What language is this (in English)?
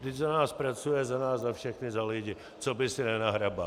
Czech